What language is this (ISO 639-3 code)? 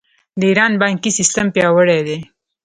pus